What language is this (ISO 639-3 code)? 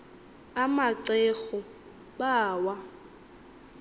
xho